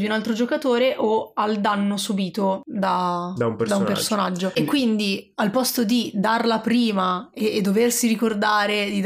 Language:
Italian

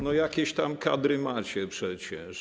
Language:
Polish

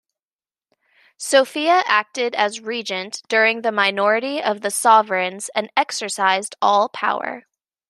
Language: English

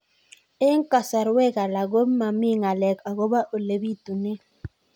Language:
Kalenjin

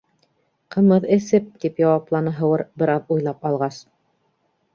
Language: Bashkir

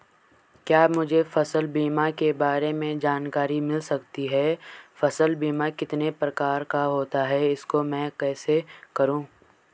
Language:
Hindi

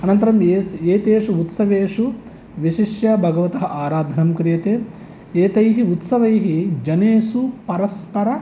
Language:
Sanskrit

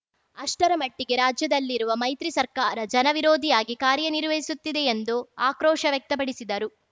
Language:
Kannada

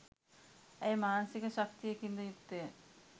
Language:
Sinhala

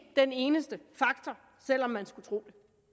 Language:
Danish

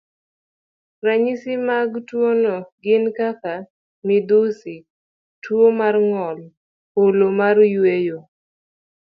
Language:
Luo (Kenya and Tanzania)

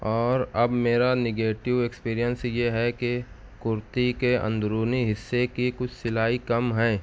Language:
Urdu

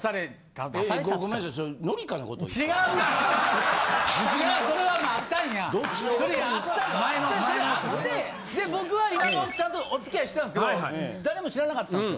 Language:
Japanese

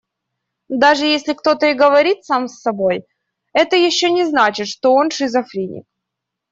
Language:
Russian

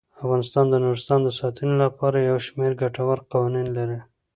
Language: Pashto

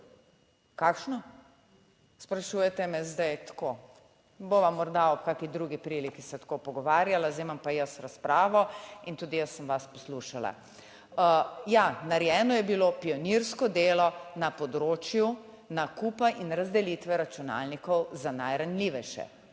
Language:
Slovenian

